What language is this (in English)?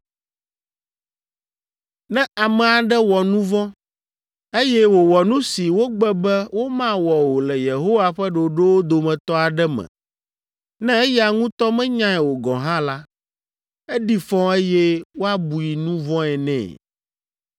Ewe